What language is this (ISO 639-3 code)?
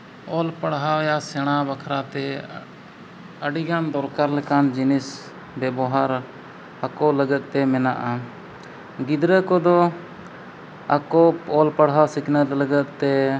sat